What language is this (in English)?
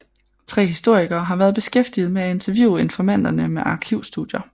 Danish